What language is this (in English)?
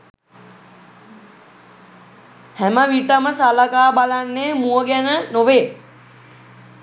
Sinhala